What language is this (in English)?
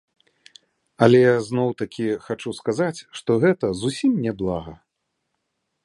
Belarusian